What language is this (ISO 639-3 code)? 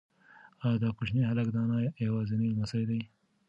pus